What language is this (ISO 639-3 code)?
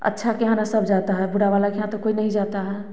hin